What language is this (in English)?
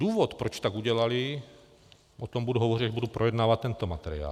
Czech